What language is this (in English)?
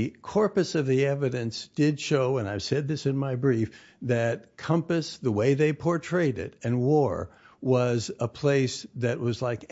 English